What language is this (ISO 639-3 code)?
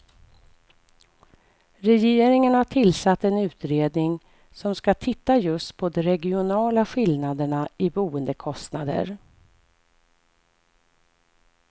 swe